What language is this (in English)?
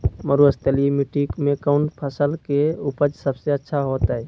Magahi